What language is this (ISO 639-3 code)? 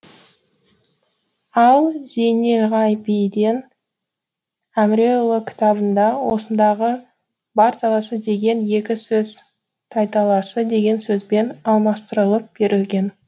kaz